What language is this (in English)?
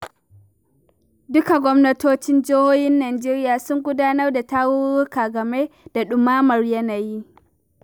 Hausa